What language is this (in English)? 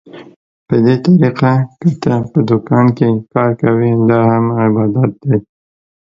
Pashto